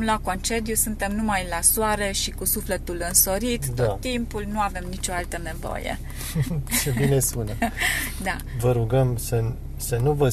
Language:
Romanian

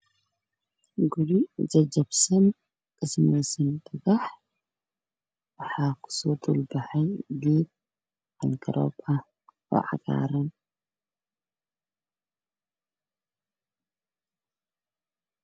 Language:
Somali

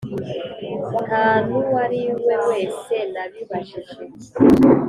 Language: Kinyarwanda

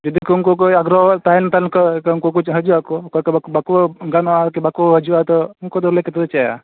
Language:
Santali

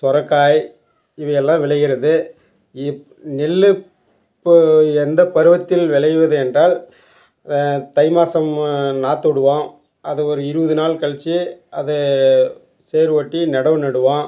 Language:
Tamil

